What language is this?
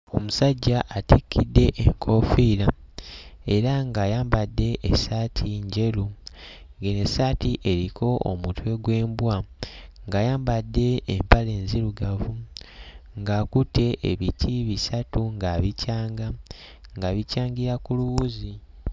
Ganda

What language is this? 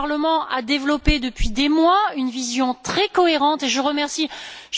French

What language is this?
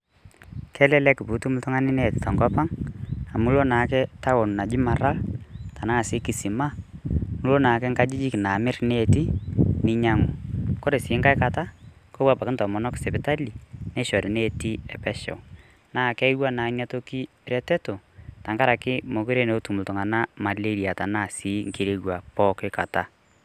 Masai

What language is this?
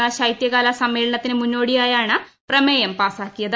Malayalam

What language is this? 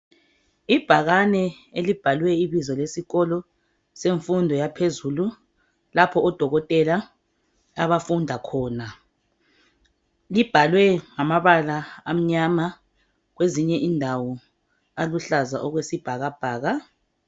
North Ndebele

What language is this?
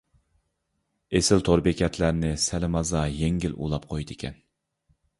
Uyghur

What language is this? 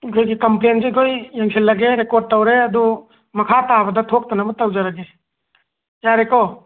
Manipuri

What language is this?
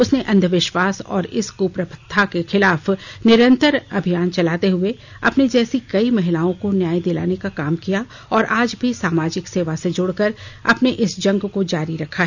Hindi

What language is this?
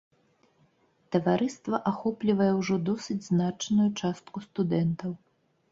Belarusian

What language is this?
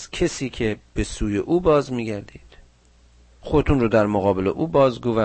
Persian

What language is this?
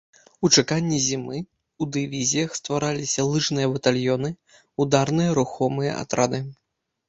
Belarusian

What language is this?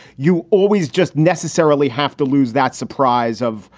English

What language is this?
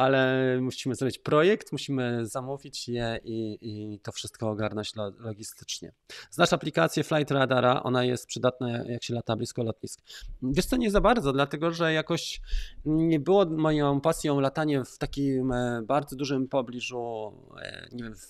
Polish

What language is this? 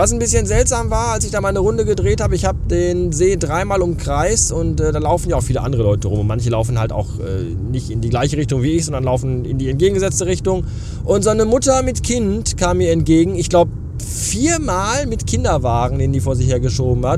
German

